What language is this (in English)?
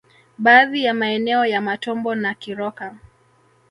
Swahili